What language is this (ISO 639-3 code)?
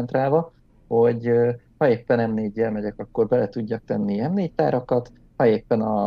hun